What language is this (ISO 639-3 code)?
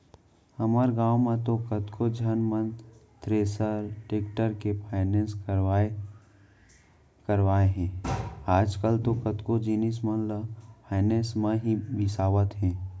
hne